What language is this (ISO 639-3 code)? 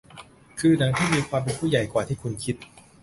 tha